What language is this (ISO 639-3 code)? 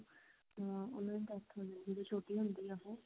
pan